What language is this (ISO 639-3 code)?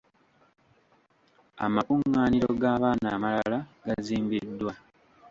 lug